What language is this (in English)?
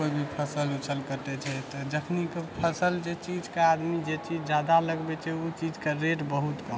Maithili